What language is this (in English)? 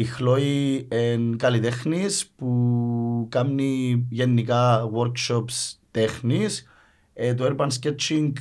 Greek